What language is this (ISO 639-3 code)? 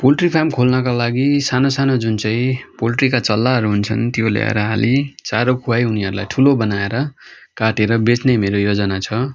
nep